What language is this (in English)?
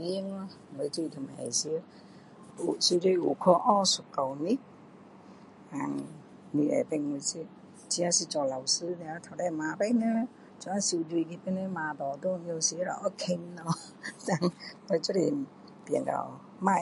Min Dong Chinese